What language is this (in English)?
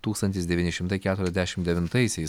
Lithuanian